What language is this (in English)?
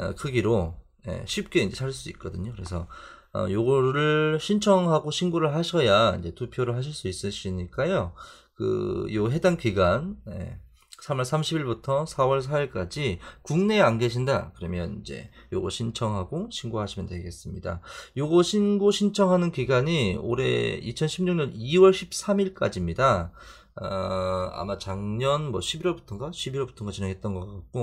Korean